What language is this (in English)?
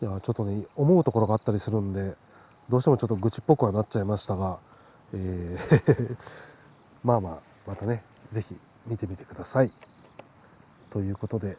Japanese